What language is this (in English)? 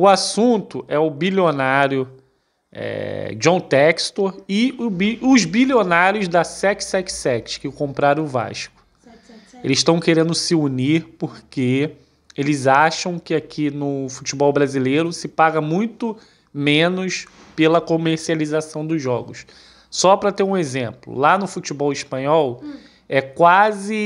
Portuguese